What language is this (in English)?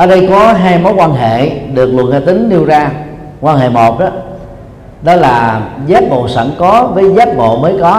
Vietnamese